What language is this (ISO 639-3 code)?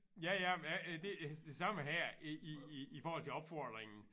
dan